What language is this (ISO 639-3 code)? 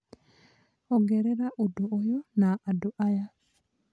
kik